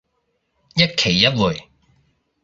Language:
Cantonese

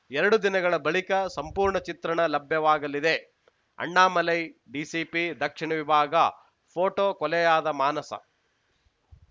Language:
Kannada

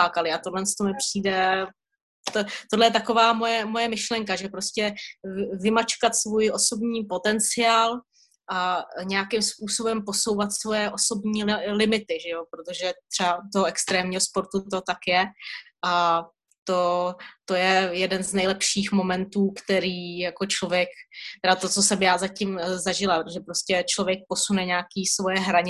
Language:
Czech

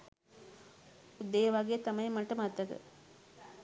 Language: Sinhala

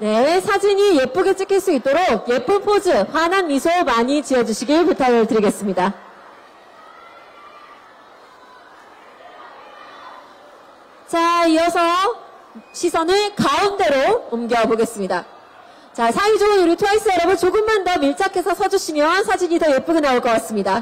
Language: Korean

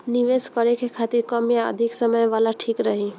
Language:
Bhojpuri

